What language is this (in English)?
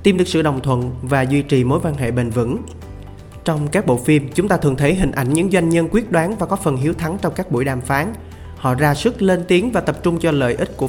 Vietnamese